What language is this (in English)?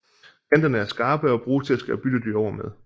Danish